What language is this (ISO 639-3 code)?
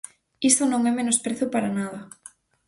glg